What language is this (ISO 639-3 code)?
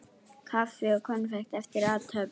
isl